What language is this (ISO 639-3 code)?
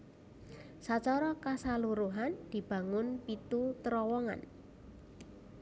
jav